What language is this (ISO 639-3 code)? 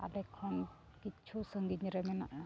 sat